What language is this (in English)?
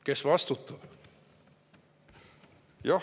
Estonian